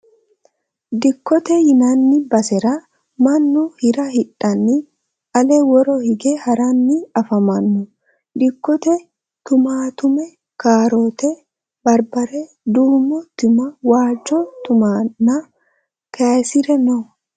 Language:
Sidamo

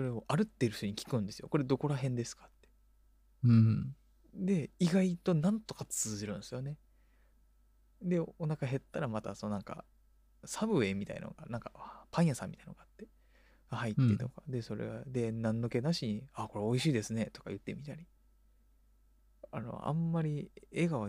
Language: Japanese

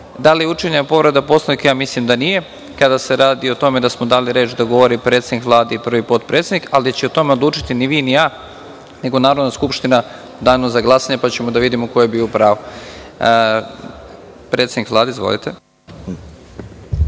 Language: Serbian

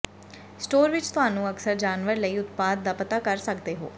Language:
Punjabi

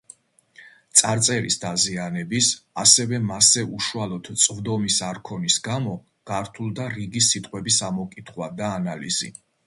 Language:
Georgian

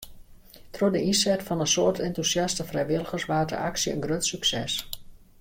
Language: Western Frisian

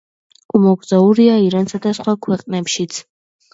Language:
Georgian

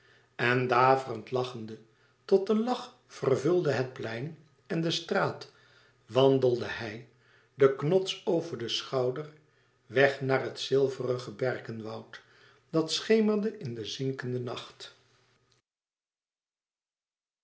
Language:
Dutch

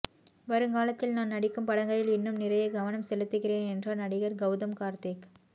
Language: Tamil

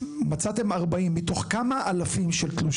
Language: Hebrew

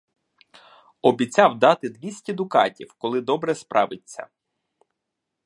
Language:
Ukrainian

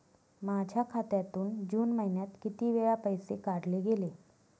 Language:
Marathi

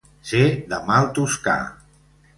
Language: Catalan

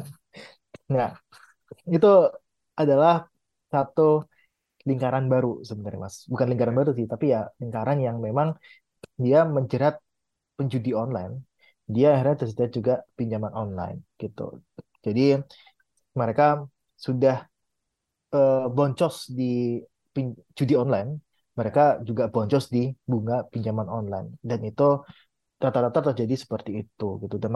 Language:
Indonesian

